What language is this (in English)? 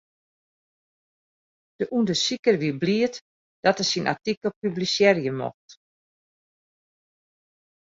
Western Frisian